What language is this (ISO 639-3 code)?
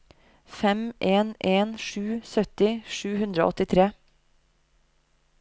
nor